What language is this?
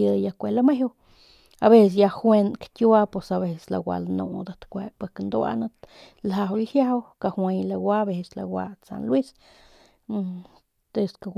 Northern Pame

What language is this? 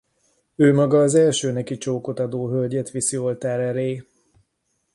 Hungarian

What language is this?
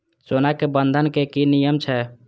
Maithili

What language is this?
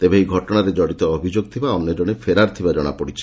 Odia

